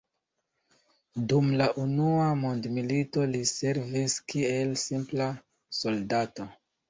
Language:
Esperanto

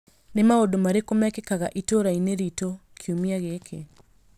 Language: Kikuyu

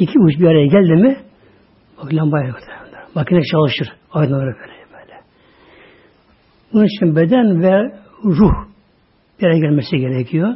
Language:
Turkish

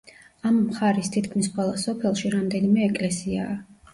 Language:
Georgian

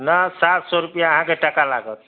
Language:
Maithili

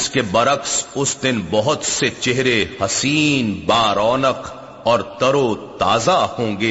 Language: Urdu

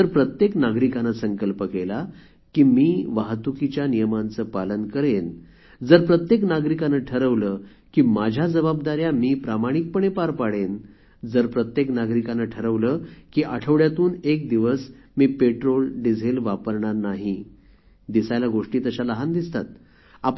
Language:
Marathi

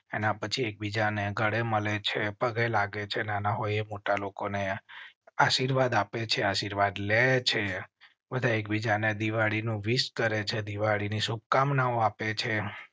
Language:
Gujarati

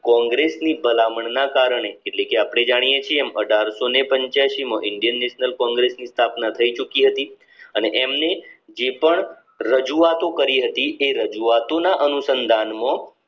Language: Gujarati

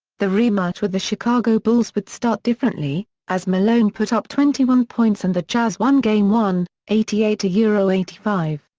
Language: English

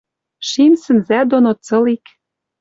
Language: Western Mari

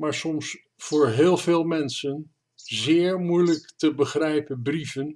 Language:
Dutch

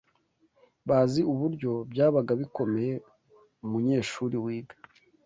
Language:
Kinyarwanda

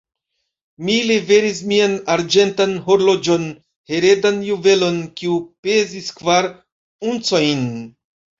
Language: Esperanto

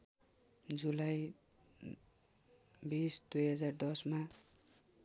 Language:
Nepali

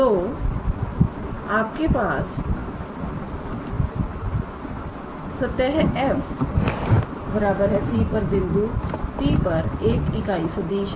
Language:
Hindi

